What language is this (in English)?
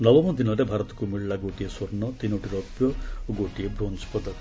Odia